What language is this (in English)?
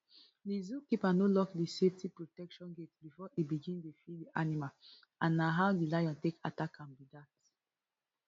Nigerian Pidgin